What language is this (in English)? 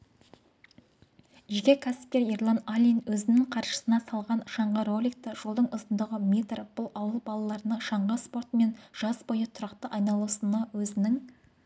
Kazakh